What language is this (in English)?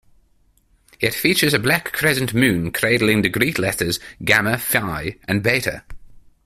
English